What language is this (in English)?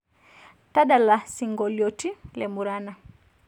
Masai